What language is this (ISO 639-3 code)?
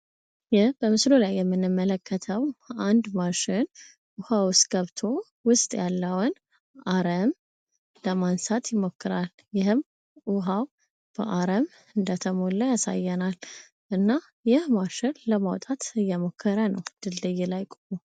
amh